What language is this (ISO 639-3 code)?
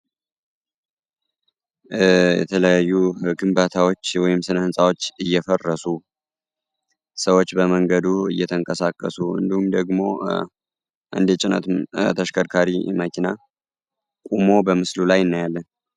amh